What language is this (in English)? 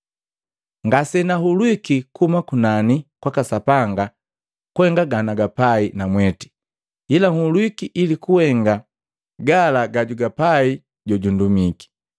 Matengo